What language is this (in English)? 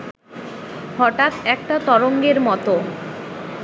Bangla